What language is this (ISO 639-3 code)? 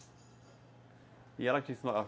por